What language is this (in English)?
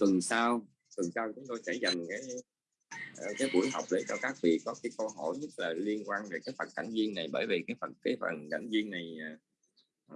Vietnamese